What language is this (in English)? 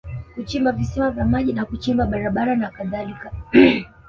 Swahili